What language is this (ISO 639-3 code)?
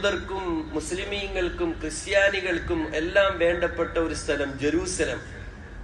mal